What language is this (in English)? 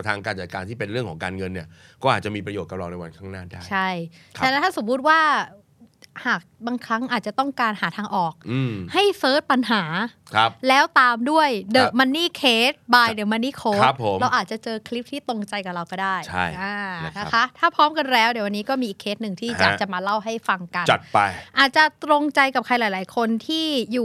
Thai